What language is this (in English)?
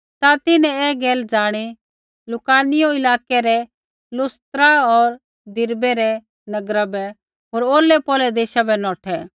Kullu Pahari